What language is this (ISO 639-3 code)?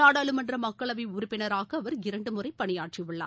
tam